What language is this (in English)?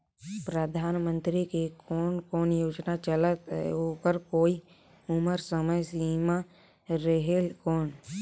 Chhattisgarhi